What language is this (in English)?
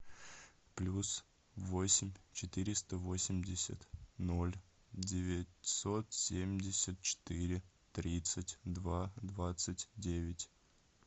Russian